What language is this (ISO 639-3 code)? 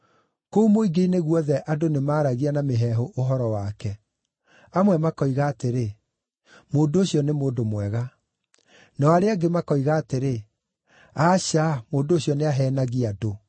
kik